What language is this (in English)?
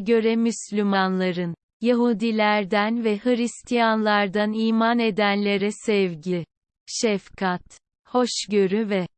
Turkish